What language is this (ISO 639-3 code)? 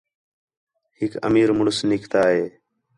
xhe